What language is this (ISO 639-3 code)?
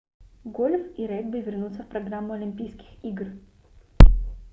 rus